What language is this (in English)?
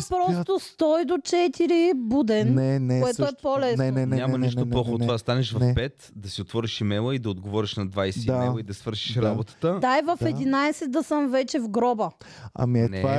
Bulgarian